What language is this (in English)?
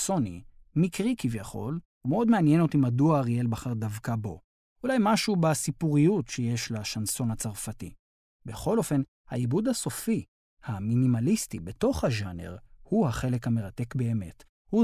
Hebrew